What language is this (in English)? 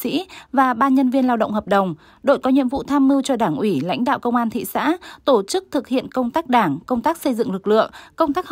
Vietnamese